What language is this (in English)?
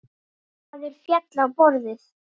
Icelandic